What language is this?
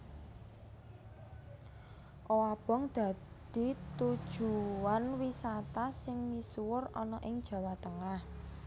Javanese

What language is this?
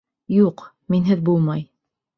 Bashkir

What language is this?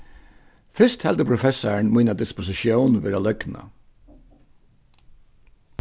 Faroese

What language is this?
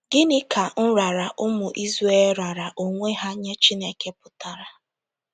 Igbo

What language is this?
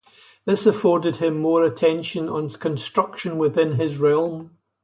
English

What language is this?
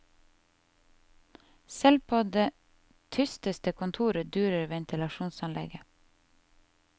Norwegian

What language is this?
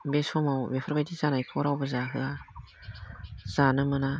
Bodo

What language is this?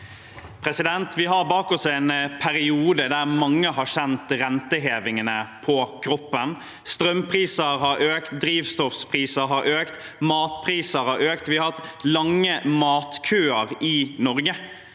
Norwegian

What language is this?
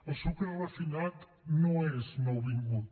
Catalan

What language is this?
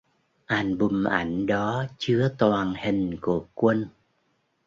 Vietnamese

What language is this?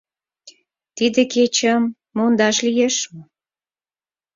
Mari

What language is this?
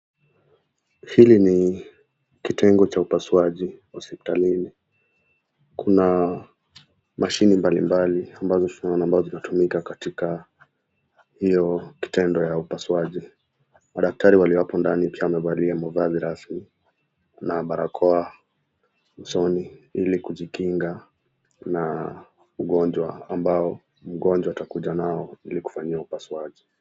Swahili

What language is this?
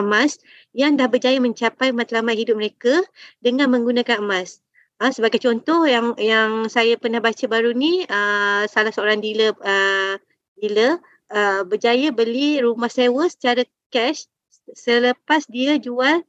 Malay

